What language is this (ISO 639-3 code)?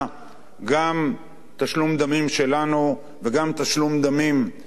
heb